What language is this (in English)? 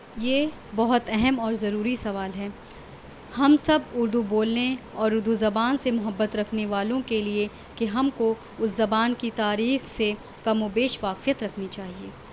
Urdu